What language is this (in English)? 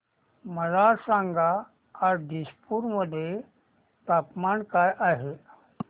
Marathi